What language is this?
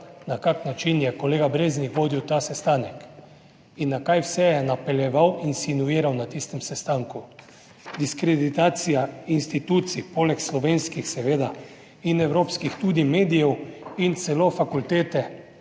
Slovenian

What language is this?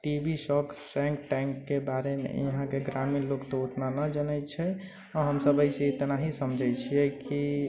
Maithili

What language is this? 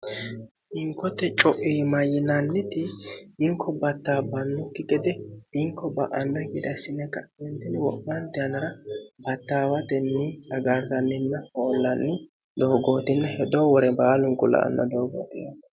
Sidamo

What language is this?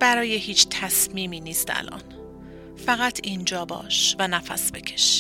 Persian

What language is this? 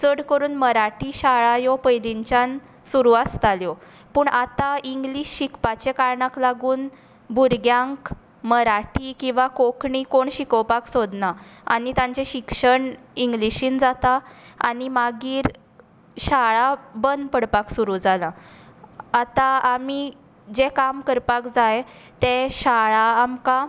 Konkani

